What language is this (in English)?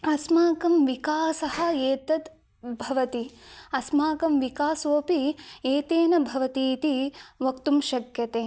Sanskrit